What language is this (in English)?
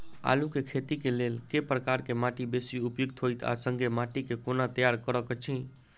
Maithili